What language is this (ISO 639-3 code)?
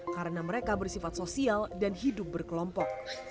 ind